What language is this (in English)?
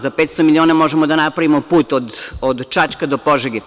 Serbian